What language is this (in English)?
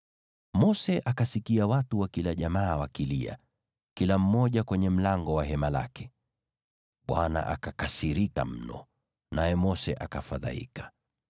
Swahili